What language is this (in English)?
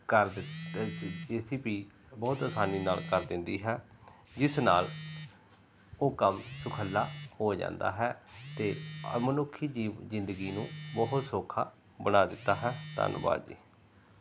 Punjabi